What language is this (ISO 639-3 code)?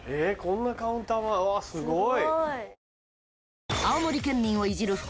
jpn